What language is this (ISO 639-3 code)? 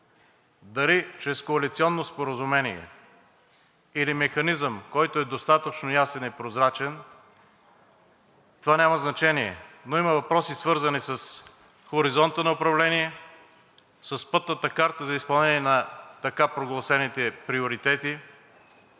bul